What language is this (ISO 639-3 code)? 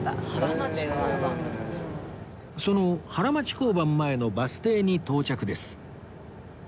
jpn